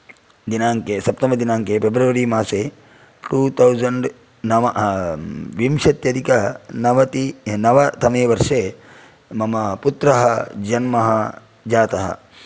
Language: Sanskrit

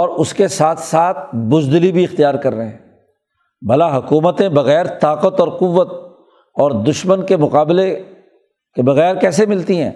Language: Urdu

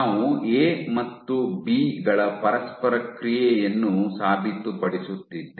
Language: Kannada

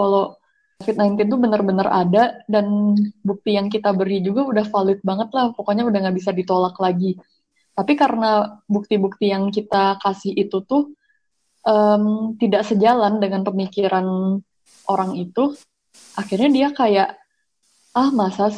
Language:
Indonesian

